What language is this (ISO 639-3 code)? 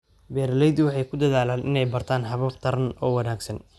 som